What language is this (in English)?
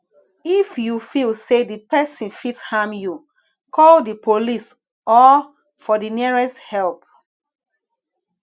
Nigerian Pidgin